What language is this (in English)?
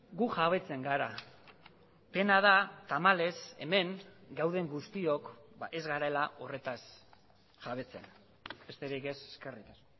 Basque